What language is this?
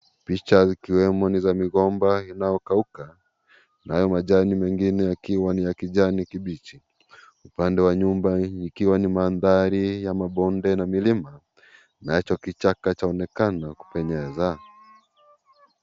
Swahili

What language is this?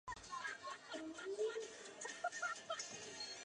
Chinese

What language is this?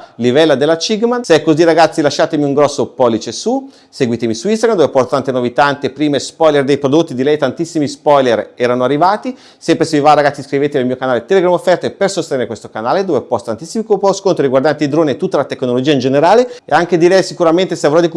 Italian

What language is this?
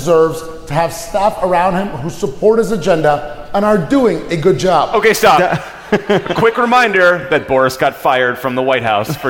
English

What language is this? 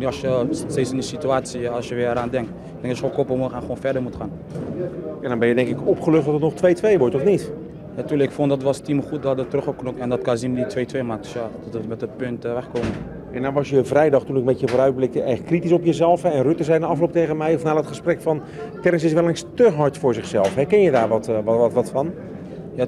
Dutch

